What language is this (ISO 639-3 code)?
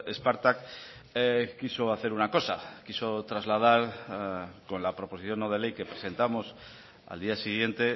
spa